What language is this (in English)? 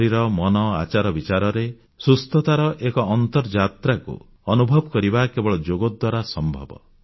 Odia